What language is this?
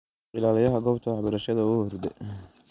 Somali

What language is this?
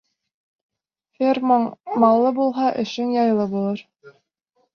Bashkir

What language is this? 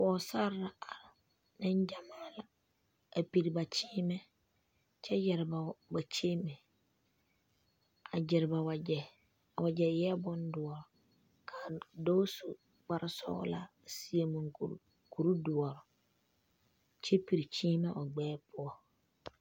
Southern Dagaare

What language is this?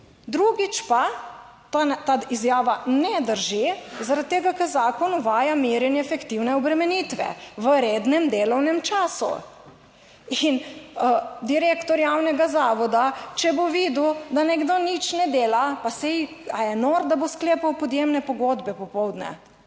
Slovenian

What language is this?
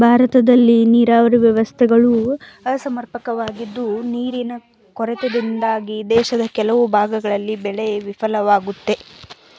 Kannada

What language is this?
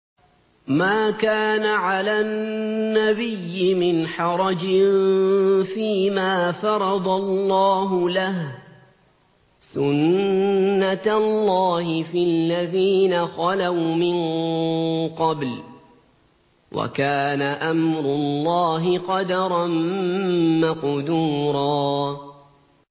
Arabic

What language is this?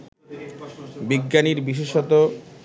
Bangla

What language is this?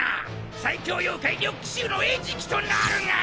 Japanese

